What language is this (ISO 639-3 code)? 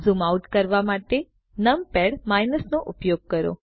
guj